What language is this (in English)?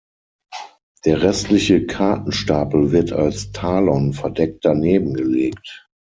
German